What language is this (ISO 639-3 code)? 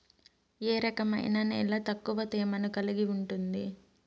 tel